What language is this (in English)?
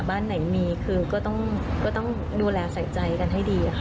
Thai